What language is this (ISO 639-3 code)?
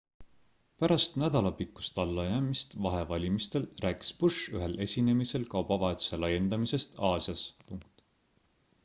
est